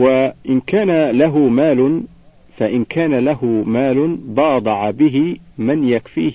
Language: Arabic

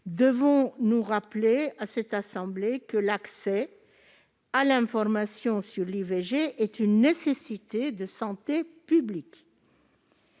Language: French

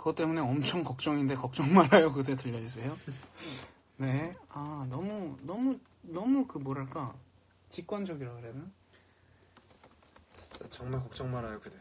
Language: Korean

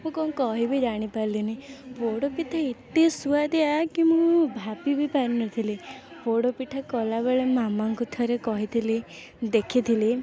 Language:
Odia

